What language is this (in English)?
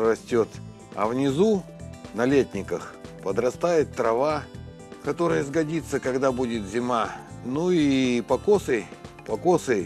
Russian